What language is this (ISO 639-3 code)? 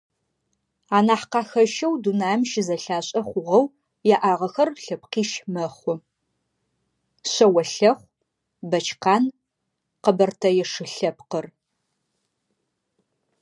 ady